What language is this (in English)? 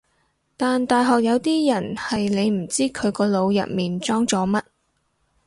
Cantonese